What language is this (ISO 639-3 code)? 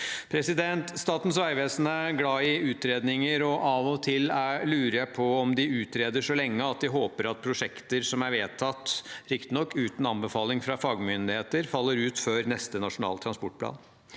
nor